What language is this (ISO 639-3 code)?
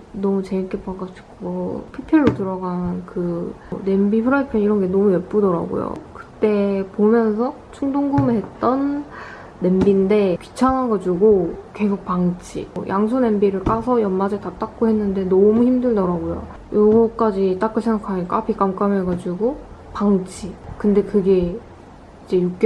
kor